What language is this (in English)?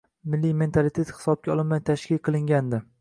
Uzbek